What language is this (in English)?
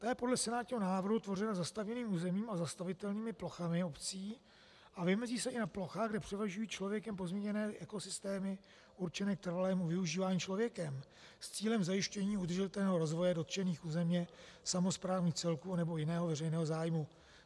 Czech